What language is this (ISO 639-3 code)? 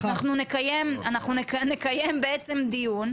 heb